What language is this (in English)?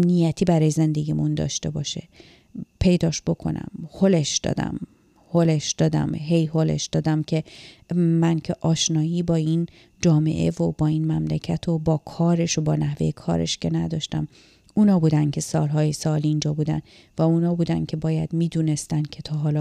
Persian